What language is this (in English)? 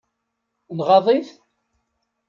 Kabyle